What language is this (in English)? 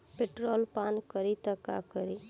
Bhojpuri